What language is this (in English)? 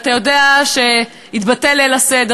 Hebrew